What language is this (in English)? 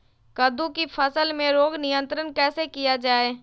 Magahi